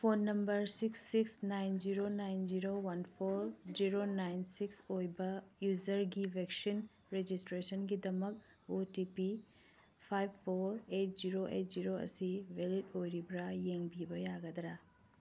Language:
Manipuri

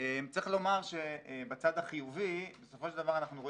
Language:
Hebrew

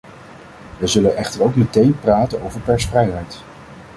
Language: Dutch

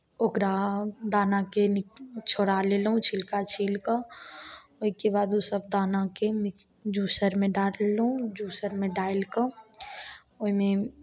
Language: Maithili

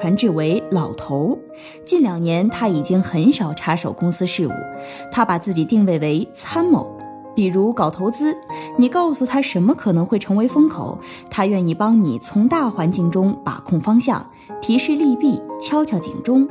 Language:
Chinese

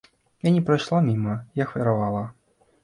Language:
Belarusian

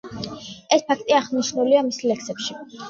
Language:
Georgian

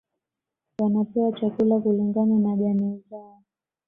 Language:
Swahili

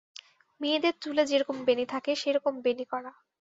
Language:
Bangla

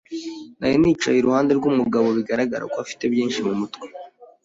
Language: Kinyarwanda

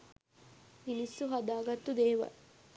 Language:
Sinhala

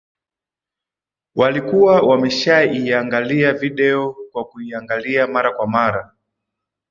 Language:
Swahili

